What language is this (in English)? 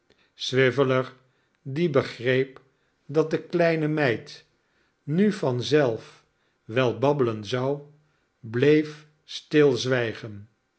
Dutch